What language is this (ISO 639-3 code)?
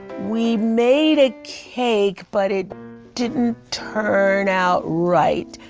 eng